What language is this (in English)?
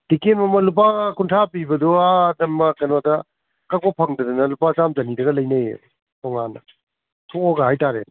Manipuri